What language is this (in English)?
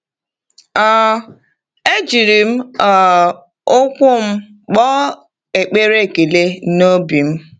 Igbo